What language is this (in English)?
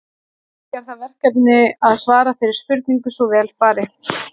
Icelandic